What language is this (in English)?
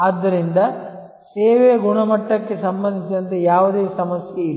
Kannada